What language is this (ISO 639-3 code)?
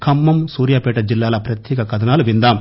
tel